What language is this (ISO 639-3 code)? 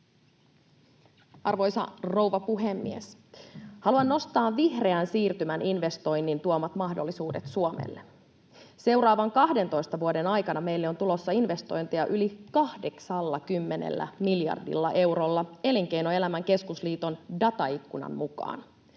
fin